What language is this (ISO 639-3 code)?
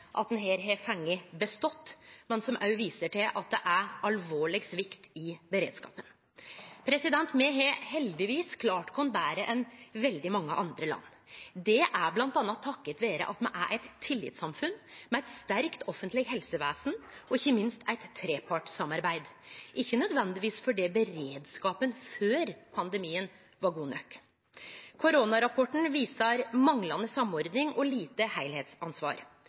nno